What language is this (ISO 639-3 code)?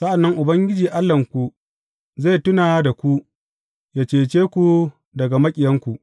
hau